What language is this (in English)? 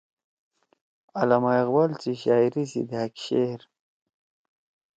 Torwali